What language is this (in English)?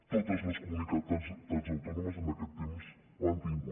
Catalan